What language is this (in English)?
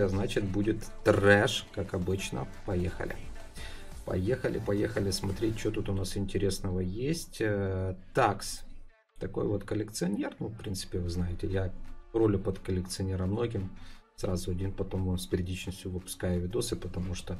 Russian